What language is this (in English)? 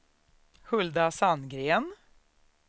Swedish